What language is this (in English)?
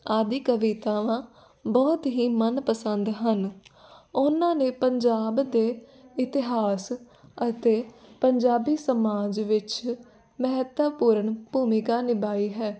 Punjabi